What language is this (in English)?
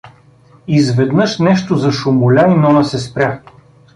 Bulgarian